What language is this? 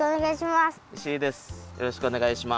Japanese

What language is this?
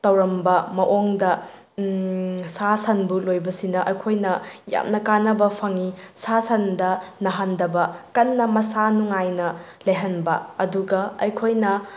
Manipuri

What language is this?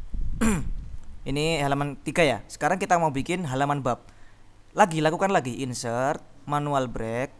Indonesian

